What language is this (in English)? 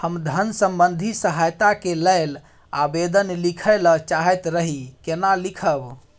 Maithili